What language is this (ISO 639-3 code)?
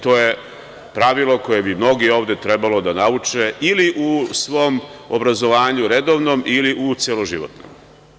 srp